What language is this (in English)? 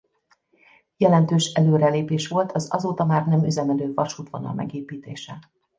Hungarian